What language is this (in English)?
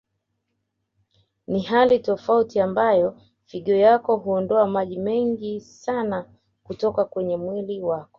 Swahili